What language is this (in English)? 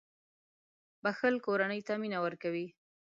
Pashto